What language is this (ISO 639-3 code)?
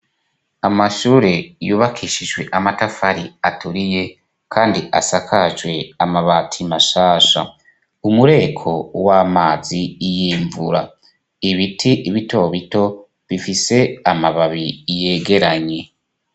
run